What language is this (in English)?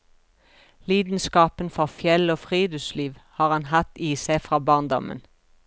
Norwegian